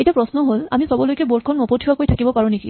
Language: Assamese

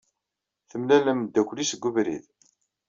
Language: Kabyle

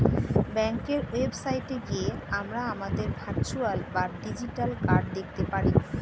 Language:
Bangla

